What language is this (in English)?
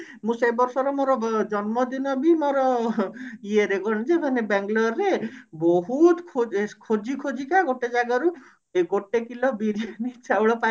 Odia